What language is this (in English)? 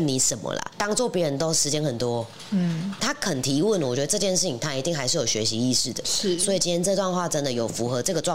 Chinese